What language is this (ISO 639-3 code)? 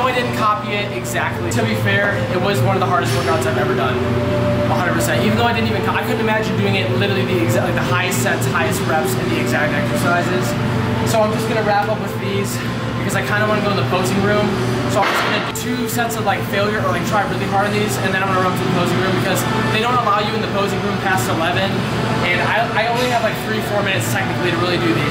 eng